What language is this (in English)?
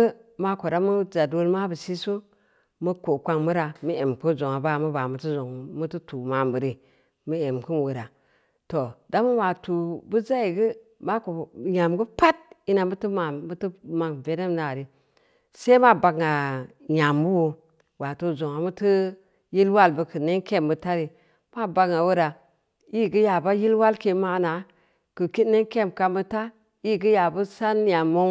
Samba Leko